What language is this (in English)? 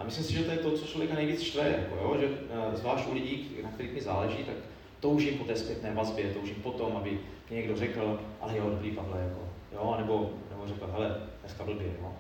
Czech